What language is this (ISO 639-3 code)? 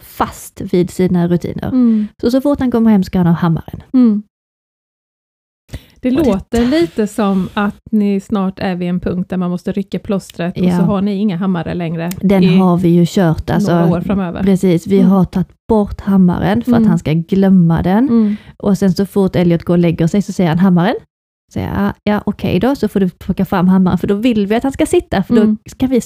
swe